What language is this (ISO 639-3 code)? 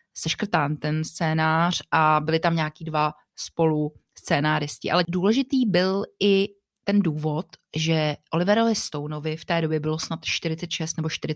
ces